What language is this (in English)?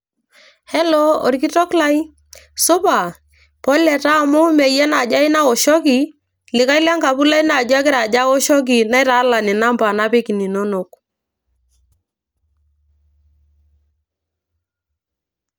Masai